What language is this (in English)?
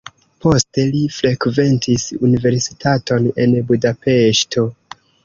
Esperanto